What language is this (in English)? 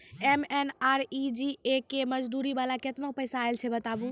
Maithili